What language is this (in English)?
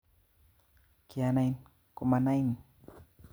Kalenjin